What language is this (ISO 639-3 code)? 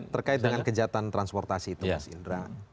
ind